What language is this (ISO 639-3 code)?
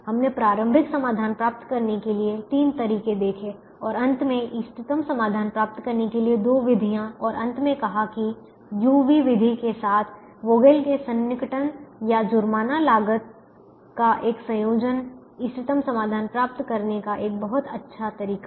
hin